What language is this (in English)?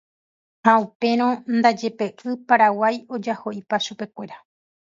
Guarani